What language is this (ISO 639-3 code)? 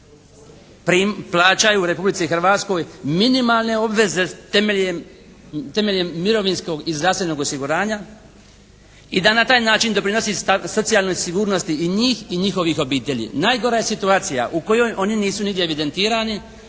hrv